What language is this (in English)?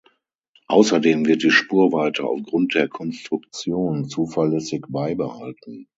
German